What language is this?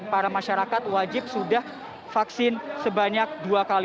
Indonesian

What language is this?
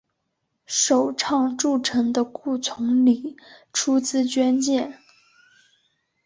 Chinese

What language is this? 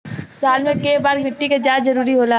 Bhojpuri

